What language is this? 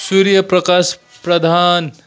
Nepali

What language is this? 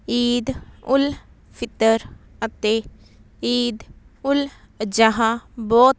Punjabi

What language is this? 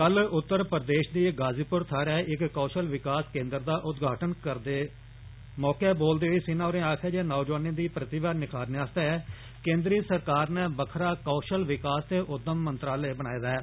Dogri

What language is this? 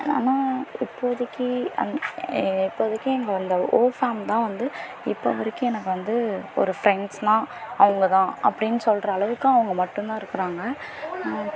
Tamil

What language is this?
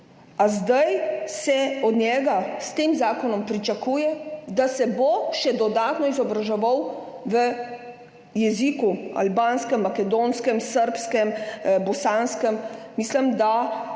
Slovenian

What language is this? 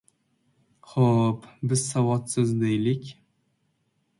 Uzbek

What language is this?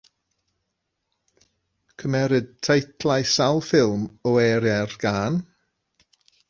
Welsh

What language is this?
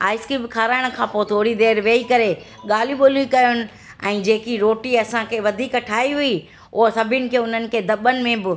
Sindhi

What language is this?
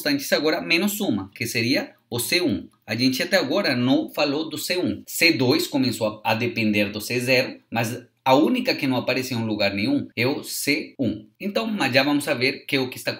Portuguese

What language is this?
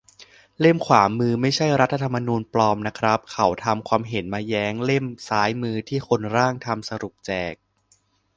Thai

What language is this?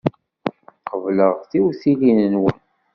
Kabyle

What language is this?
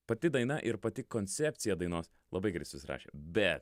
Lithuanian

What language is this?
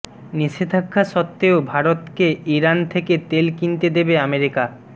Bangla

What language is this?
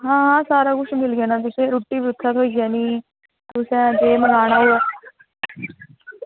Dogri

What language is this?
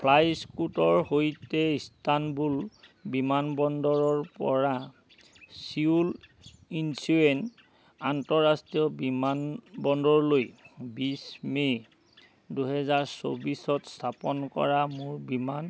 Assamese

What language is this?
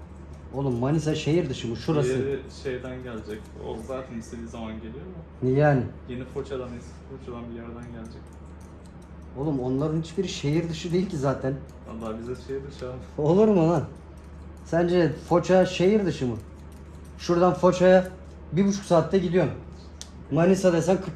Turkish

